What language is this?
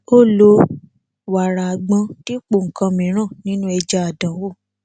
Yoruba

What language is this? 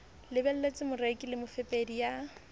Southern Sotho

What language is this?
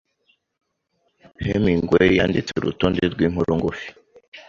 Kinyarwanda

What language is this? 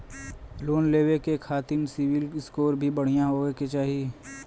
Bhojpuri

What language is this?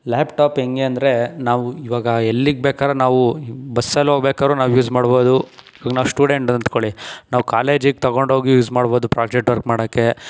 Kannada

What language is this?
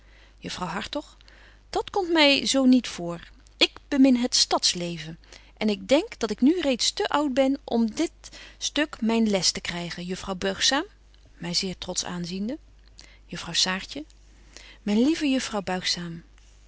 Dutch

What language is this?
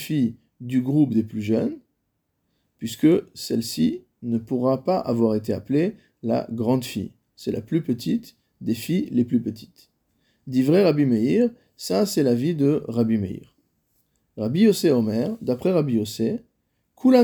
French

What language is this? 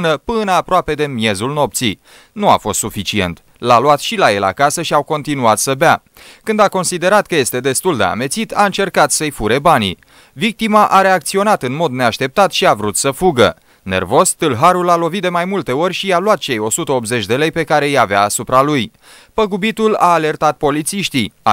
Romanian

